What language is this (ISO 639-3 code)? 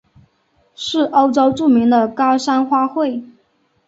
zho